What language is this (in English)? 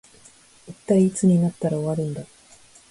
Japanese